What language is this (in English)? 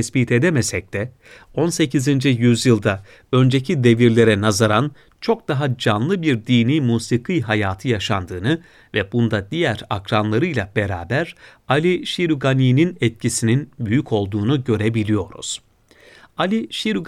Turkish